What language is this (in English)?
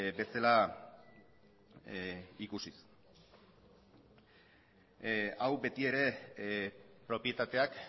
Basque